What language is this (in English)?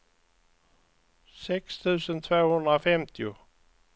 Swedish